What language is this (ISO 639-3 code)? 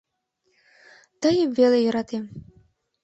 chm